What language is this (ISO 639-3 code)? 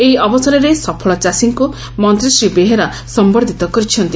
ori